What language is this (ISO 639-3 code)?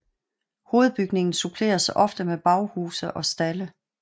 dan